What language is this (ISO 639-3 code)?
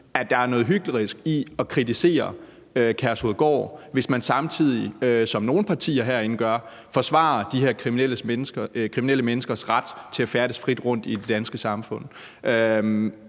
dan